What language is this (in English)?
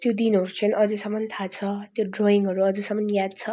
Nepali